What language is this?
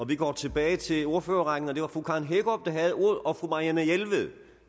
Danish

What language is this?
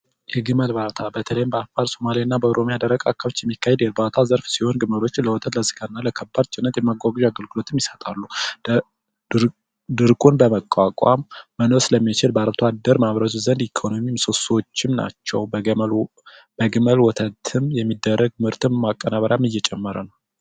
Amharic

